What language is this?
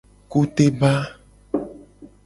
Gen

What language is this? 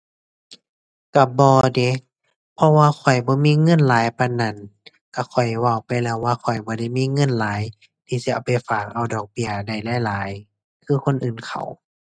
Thai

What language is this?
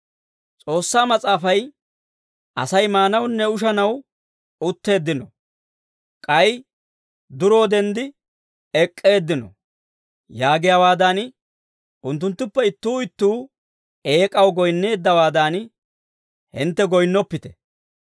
Dawro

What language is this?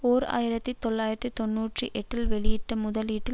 Tamil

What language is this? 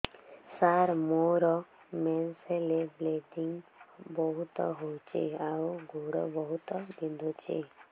Odia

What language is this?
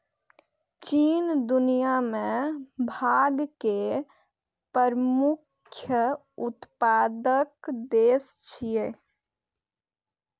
Maithili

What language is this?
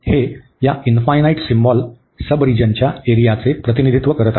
Marathi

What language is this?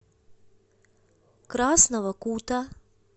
Russian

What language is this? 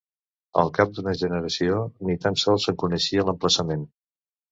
Catalan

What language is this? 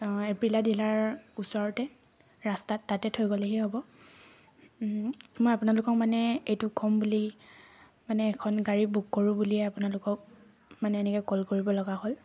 Assamese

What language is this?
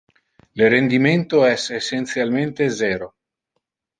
Interlingua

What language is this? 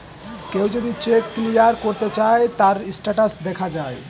Bangla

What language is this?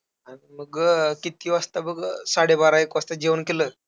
Marathi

